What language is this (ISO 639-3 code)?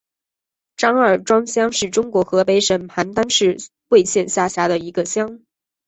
zho